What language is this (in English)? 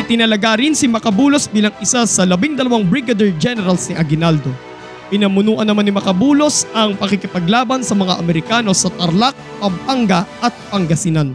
Filipino